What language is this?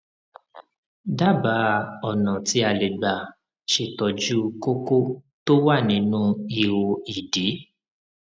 Yoruba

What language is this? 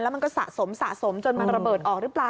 Thai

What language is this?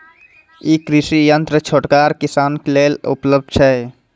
Maithili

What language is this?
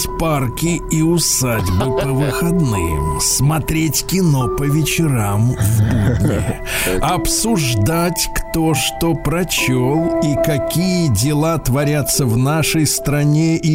Russian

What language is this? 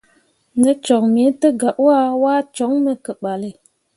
Mundang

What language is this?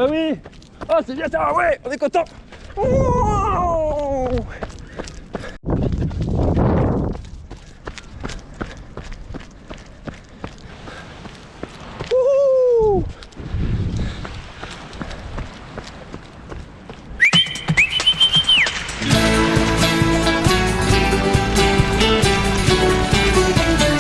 French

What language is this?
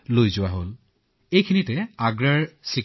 Assamese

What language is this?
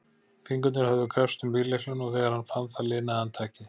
Icelandic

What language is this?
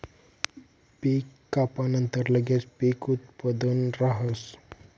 Marathi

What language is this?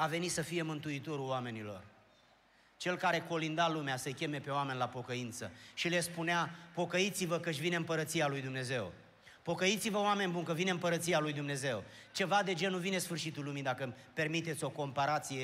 Romanian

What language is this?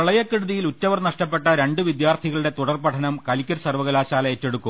Malayalam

